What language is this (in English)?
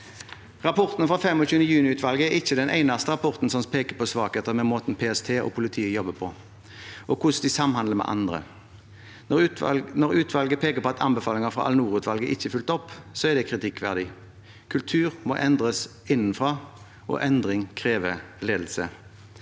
Norwegian